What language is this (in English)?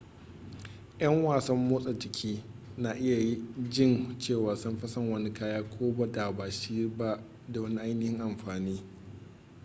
Hausa